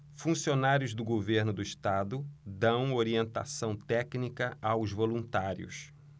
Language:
Portuguese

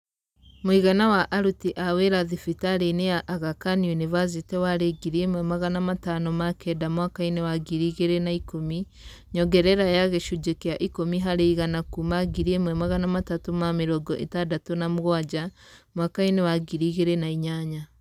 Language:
Kikuyu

